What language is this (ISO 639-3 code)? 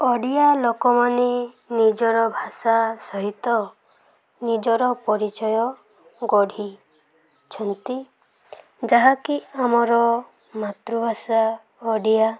ori